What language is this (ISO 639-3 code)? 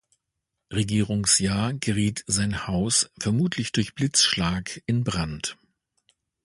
deu